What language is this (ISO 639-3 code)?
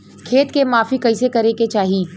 bho